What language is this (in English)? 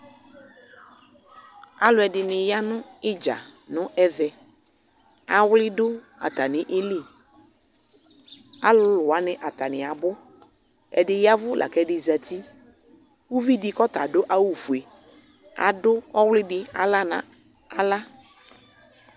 Ikposo